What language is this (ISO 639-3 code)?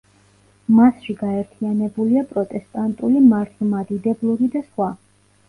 kat